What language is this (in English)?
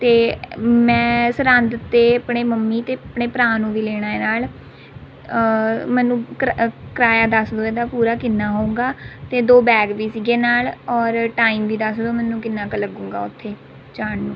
Punjabi